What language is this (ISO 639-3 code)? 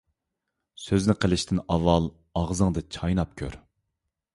uig